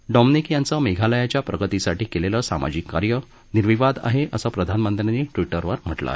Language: Marathi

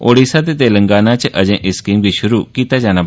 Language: Dogri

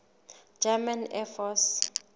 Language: Southern Sotho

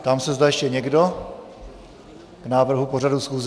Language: Czech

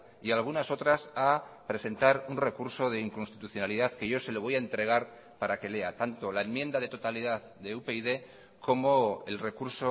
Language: Spanish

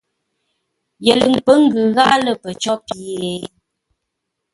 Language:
Ngombale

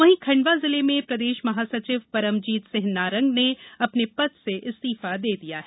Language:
Hindi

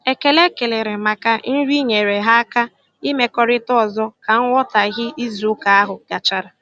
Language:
Igbo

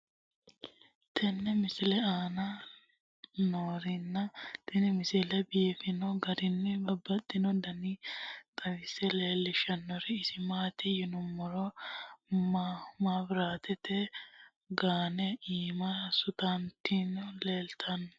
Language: Sidamo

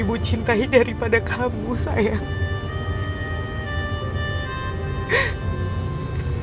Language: Indonesian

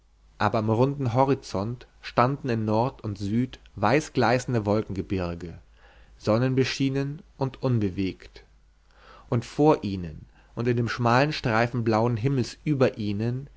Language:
German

